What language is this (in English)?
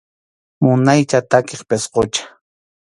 Arequipa-La Unión Quechua